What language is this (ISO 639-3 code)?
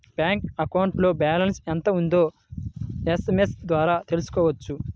tel